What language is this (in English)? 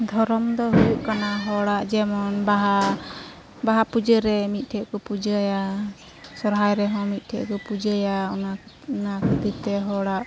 Santali